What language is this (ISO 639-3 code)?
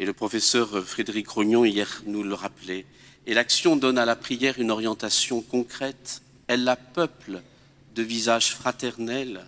fra